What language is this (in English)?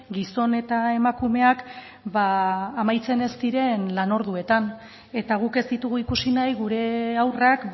Basque